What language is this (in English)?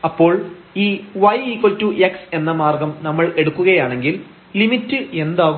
Malayalam